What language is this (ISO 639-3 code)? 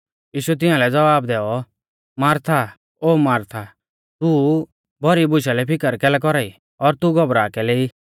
bfz